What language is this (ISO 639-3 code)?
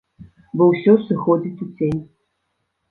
bel